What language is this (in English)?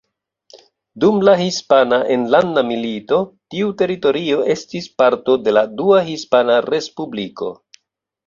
Esperanto